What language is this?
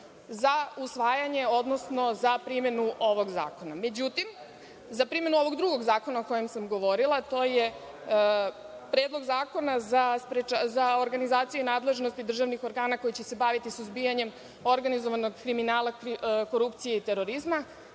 Serbian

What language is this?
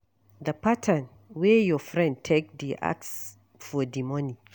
Nigerian Pidgin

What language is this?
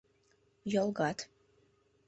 Mari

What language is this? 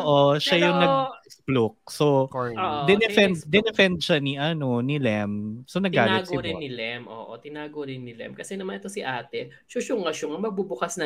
Filipino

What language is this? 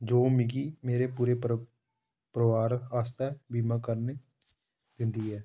Dogri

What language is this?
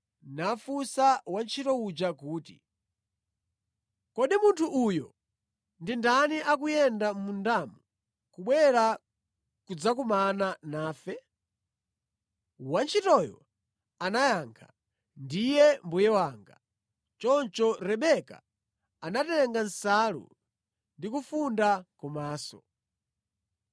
Nyanja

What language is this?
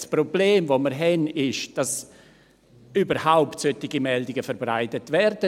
Swiss German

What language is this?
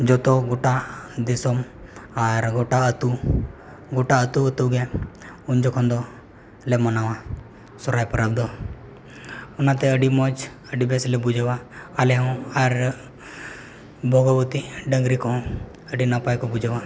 Santali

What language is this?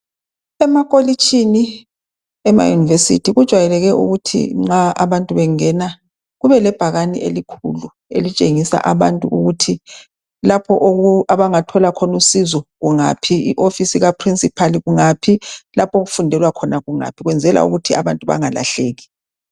North Ndebele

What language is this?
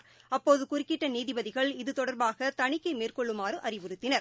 Tamil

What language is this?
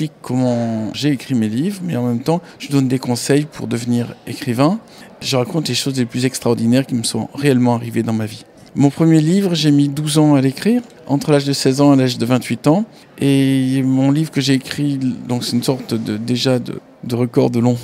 French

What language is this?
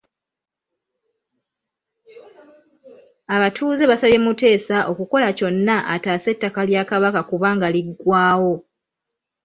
Ganda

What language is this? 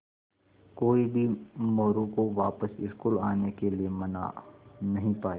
Hindi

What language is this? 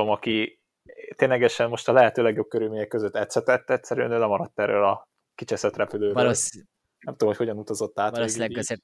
Hungarian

